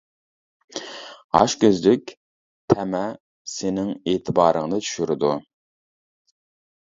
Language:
Uyghur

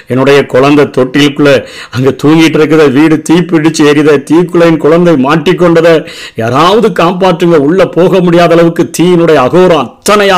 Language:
Tamil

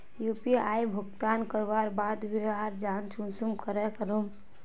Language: Magahi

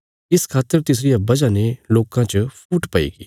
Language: Bilaspuri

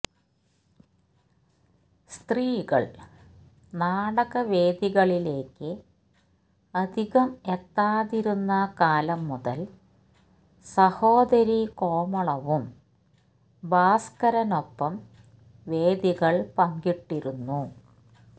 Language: Malayalam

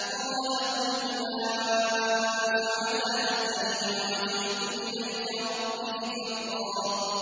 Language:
Arabic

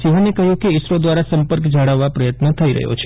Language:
Gujarati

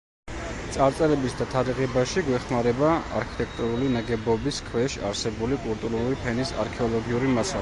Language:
Georgian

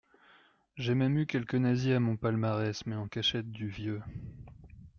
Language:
French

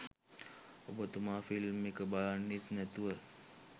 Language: Sinhala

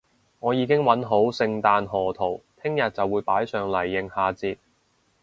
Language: Cantonese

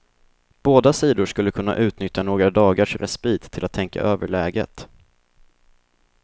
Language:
Swedish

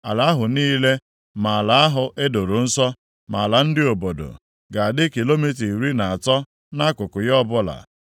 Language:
Igbo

